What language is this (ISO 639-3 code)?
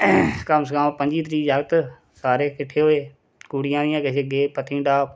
doi